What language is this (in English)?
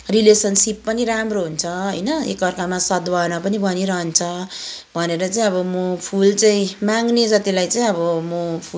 Nepali